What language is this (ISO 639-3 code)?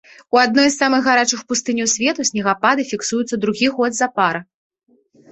bel